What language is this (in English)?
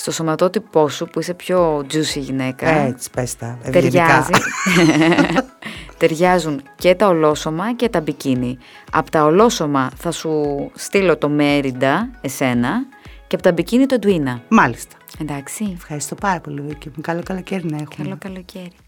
Greek